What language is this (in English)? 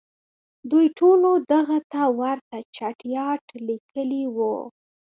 Pashto